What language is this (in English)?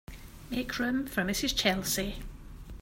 English